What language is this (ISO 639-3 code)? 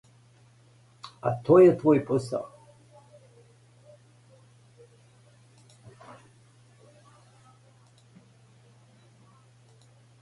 srp